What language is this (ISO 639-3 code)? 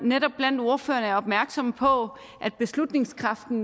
dan